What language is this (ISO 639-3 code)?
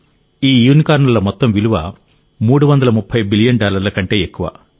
tel